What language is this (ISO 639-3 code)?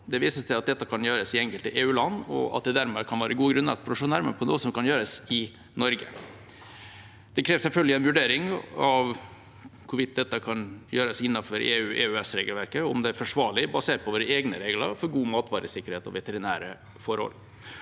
nor